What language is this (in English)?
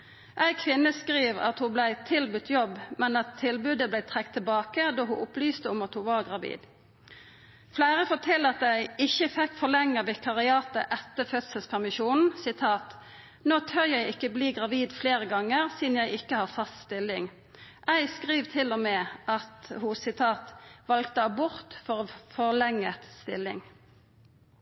Norwegian Nynorsk